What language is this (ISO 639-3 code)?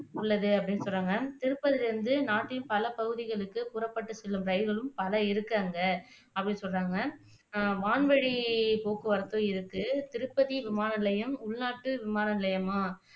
tam